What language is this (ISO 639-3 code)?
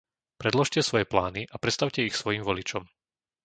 slk